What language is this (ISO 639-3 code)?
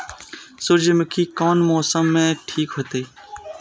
mai